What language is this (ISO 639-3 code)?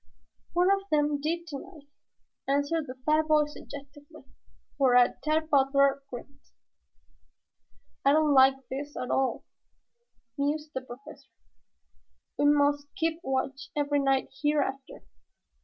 eng